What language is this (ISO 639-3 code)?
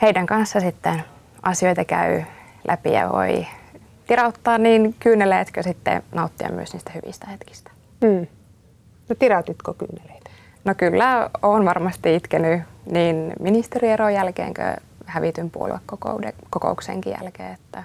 fin